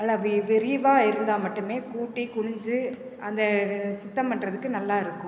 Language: Tamil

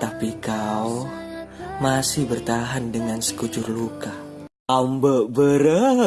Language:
Indonesian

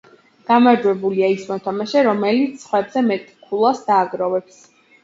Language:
Georgian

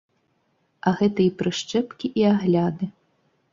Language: Belarusian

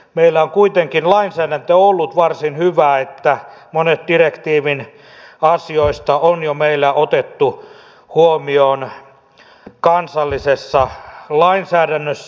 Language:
Finnish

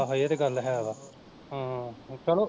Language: Punjabi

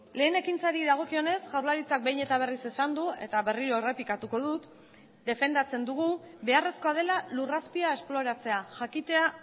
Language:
Basque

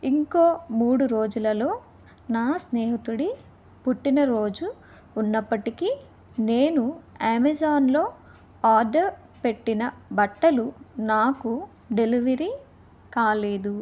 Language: Telugu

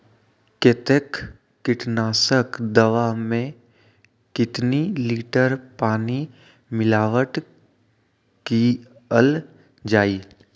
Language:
Magahi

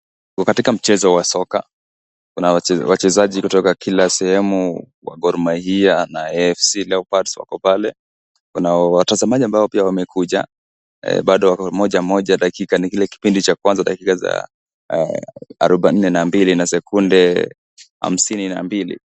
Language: Swahili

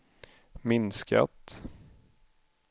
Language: Swedish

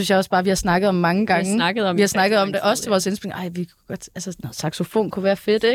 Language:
Danish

